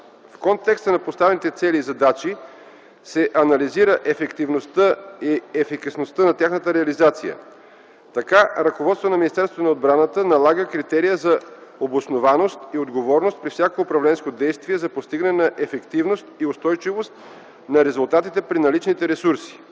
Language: Bulgarian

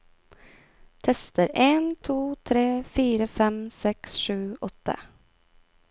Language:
Norwegian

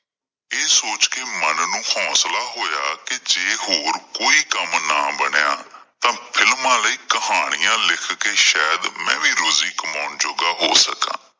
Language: Punjabi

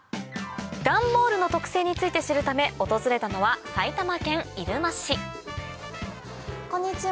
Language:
Japanese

